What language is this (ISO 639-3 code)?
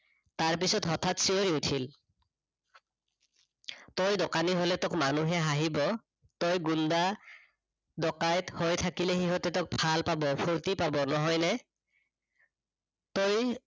asm